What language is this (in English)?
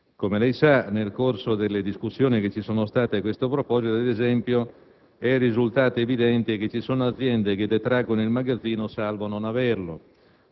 Italian